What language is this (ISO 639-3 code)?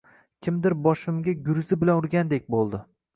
uzb